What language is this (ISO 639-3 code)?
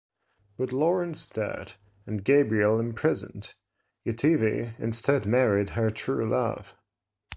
eng